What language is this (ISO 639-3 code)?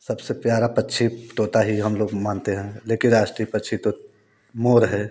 hin